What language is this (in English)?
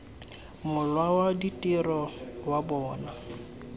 Tswana